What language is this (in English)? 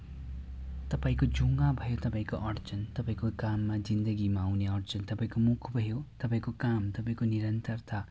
Nepali